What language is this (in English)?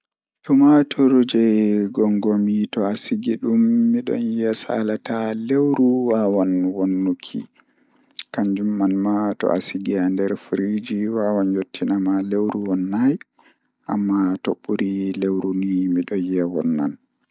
Fula